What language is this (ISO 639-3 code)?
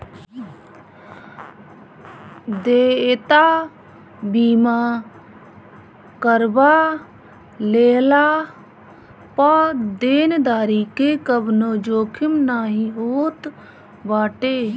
bho